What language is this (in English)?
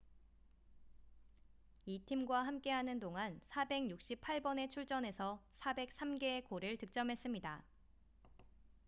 Korean